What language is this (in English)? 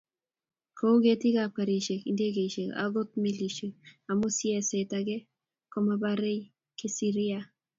Kalenjin